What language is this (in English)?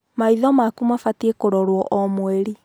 Kikuyu